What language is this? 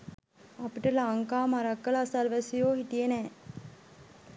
Sinhala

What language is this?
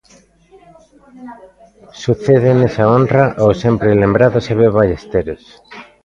Galician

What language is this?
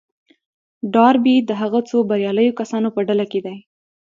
Pashto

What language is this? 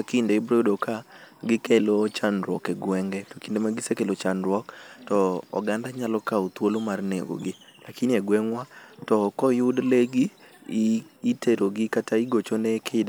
Luo (Kenya and Tanzania)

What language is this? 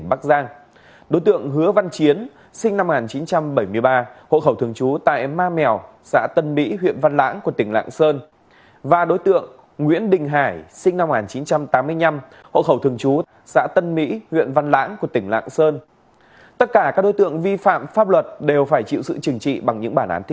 Vietnamese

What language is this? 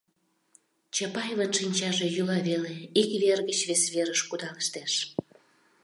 Mari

